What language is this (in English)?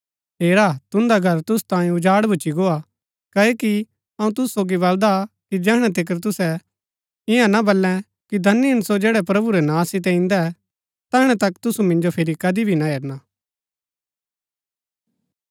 Gaddi